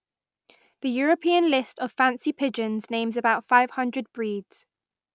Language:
English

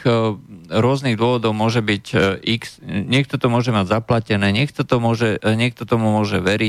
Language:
Slovak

